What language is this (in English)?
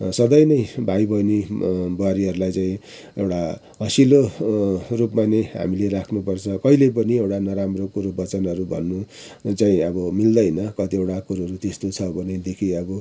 Nepali